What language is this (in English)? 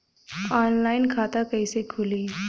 Bhojpuri